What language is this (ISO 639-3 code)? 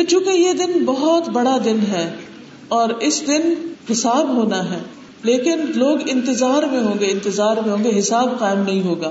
urd